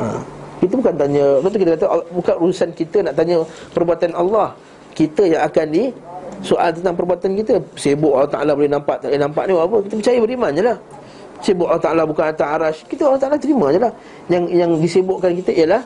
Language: Malay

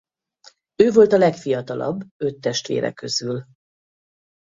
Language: Hungarian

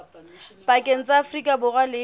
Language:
Southern Sotho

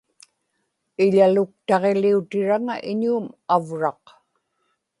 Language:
Inupiaq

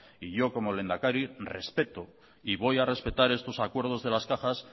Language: Spanish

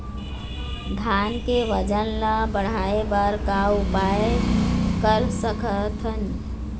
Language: Chhattisgarhi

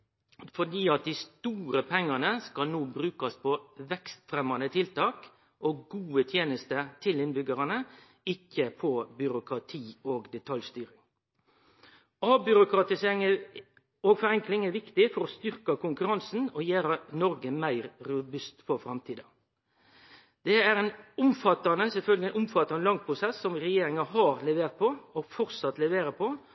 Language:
Norwegian Nynorsk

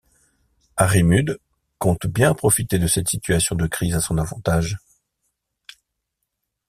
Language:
French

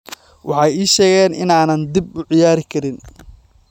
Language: Somali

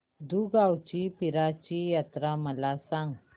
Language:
Marathi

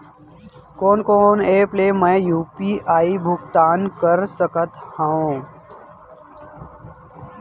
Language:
Chhattisgarhi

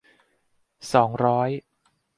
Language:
Thai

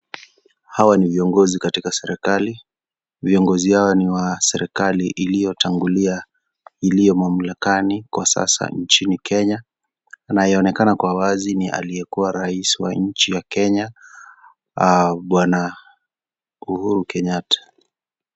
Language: Swahili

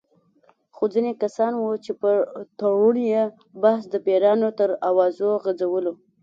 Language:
Pashto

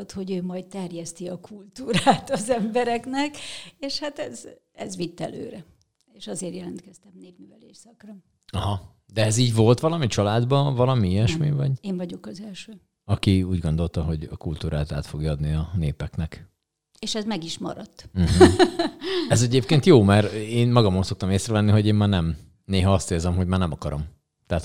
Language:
Hungarian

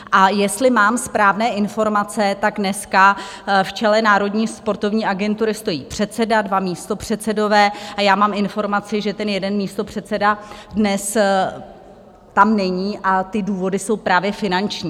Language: Czech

